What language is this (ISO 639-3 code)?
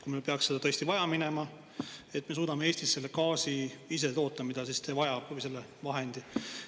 est